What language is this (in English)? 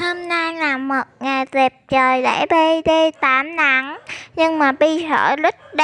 Vietnamese